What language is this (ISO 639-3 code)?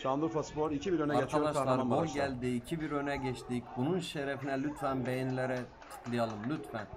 tur